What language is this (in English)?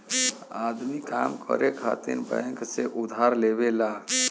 Bhojpuri